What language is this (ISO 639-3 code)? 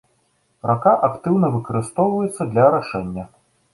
bel